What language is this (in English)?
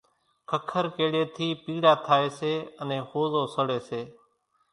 Kachi Koli